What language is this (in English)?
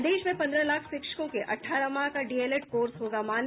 Hindi